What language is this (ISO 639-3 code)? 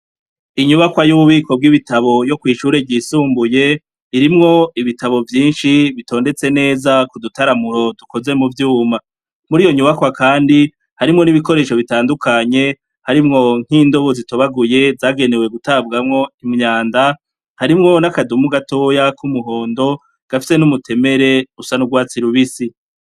run